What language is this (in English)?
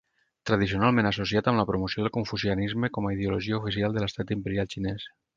Catalan